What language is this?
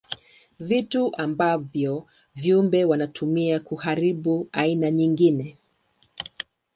Swahili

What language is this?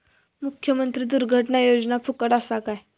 Marathi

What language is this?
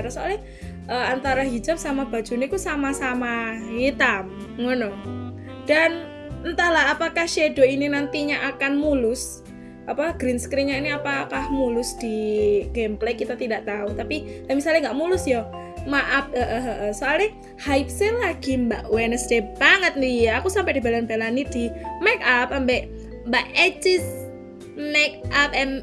Indonesian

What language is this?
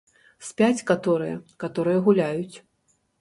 Belarusian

